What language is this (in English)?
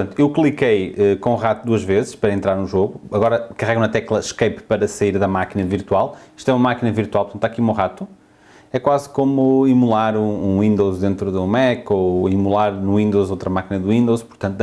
Portuguese